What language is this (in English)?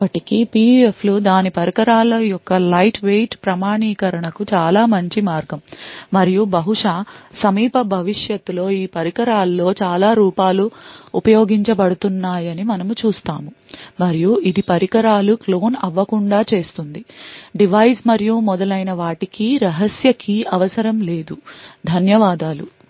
Telugu